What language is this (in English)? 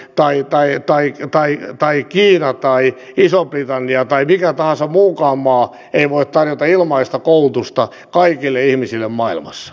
Finnish